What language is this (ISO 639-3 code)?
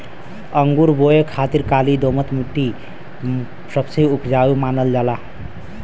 bho